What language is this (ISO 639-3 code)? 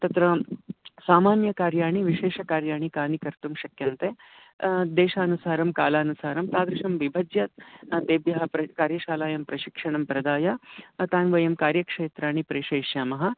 san